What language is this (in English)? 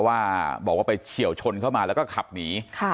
Thai